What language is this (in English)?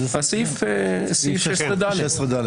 Hebrew